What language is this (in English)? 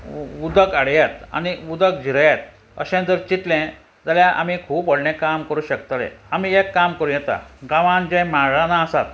Konkani